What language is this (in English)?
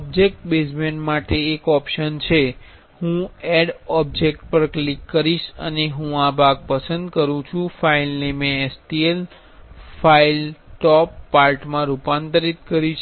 Gujarati